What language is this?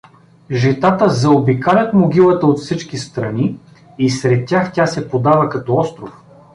Bulgarian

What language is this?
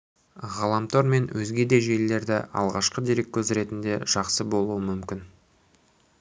Kazakh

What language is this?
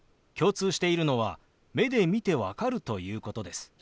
Japanese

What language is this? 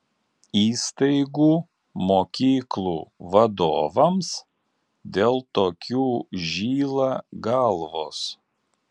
Lithuanian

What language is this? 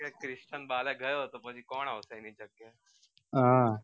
Gujarati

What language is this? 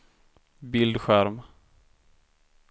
Swedish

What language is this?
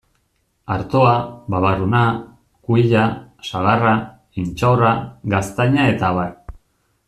Basque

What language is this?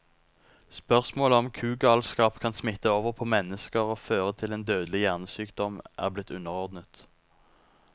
Norwegian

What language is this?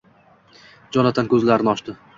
Uzbek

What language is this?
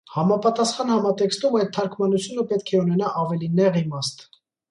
Armenian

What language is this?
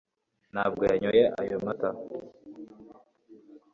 Kinyarwanda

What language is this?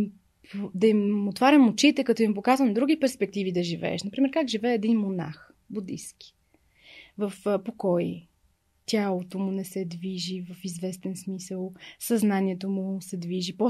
Bulgarian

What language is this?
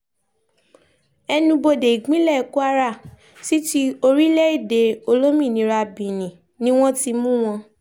Yoruba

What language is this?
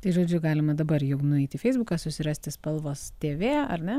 Lithuanian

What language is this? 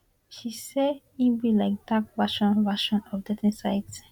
Nigerian Pidgin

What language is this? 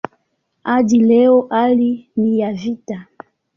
Swahili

